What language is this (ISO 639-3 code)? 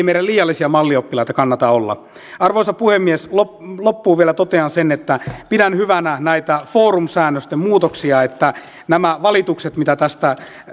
fin